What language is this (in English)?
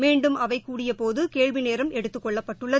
Tamil